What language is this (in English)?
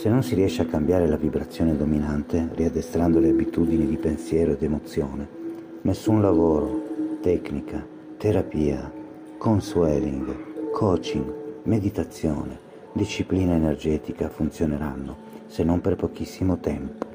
Italian